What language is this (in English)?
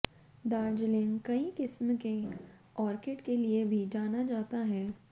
Hindi